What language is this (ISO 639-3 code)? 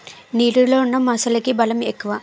tel